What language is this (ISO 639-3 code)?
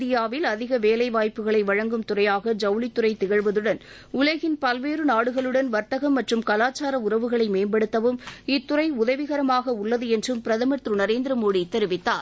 tam